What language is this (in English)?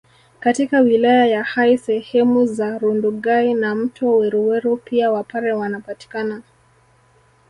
Swahili